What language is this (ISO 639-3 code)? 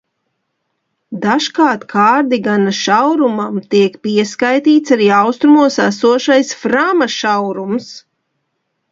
lav